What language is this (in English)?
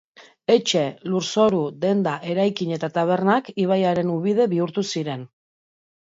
Basque